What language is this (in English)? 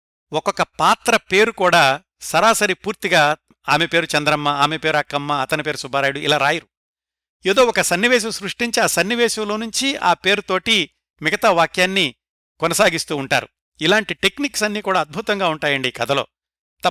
Telugu